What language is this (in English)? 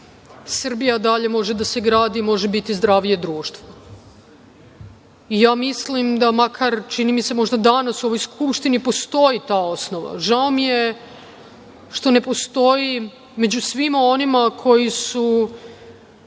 Serbian